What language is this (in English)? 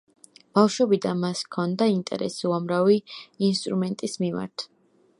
Georgian